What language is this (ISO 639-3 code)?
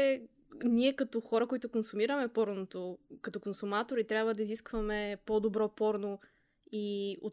bul